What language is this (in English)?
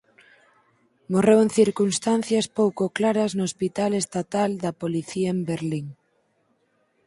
Galician